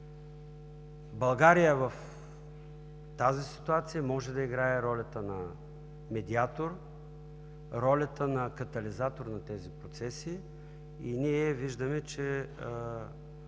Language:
Bulgarian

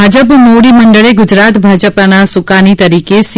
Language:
Gujarati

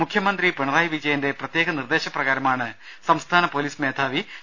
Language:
Malayalam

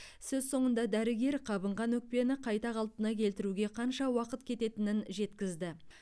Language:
Kazakh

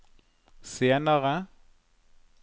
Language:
Norwegian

